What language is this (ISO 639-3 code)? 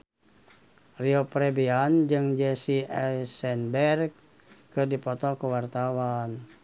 sun